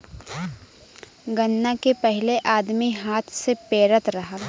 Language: Bhojpuri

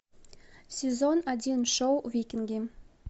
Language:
Russian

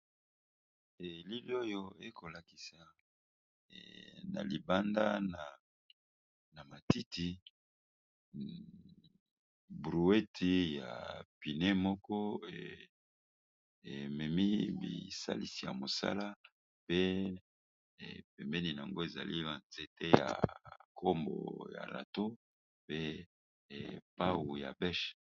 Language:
Lingala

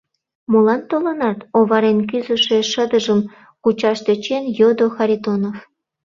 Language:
Mari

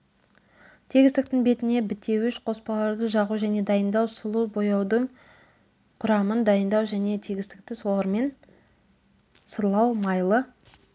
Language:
Kazakh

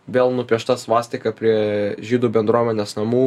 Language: Lithuanian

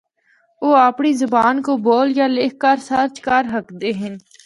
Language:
Northern Hindko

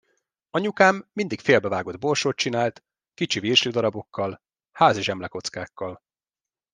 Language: Hungarian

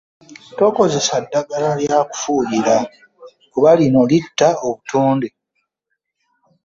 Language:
Ganda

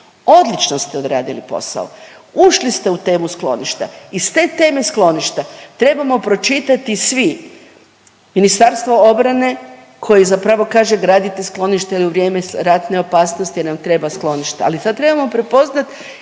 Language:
Croatian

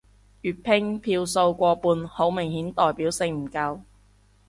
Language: Cantonese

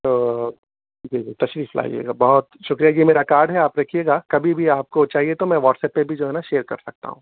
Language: Urdu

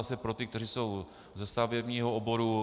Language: Czech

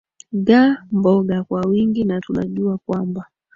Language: Swahili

